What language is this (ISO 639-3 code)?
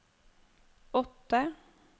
nor